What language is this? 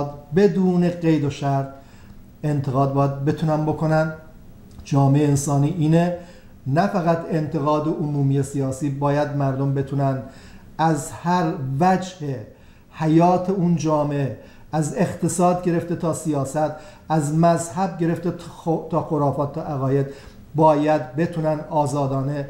Persian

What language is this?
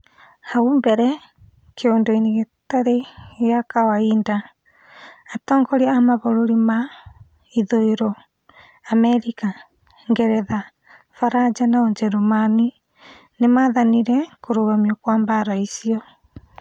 Kikuyu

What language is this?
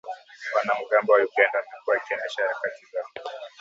Swahili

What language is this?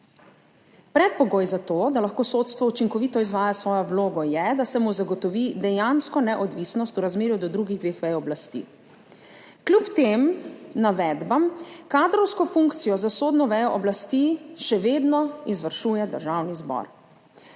Slovenian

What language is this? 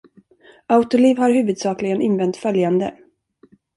Swedish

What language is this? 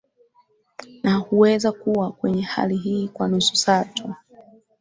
Swahili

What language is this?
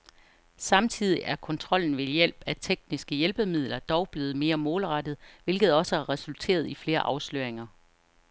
Danish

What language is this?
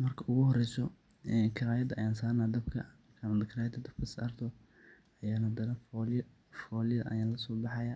Somali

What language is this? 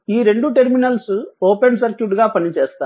Telugu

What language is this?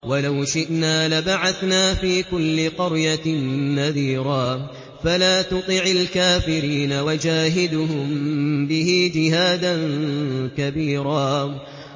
Arabic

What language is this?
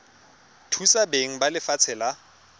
Tswana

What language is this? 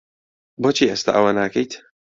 Central Kurdish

